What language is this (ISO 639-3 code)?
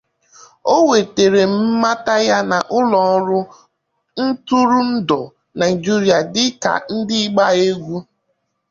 ibo